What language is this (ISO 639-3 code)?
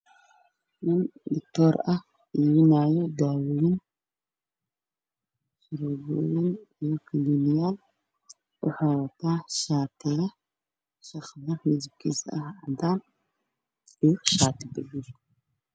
som